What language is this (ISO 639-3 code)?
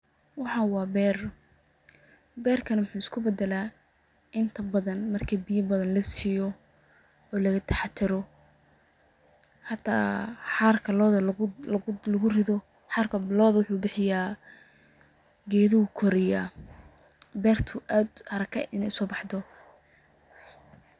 som